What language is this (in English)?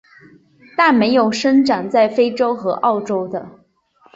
Chinese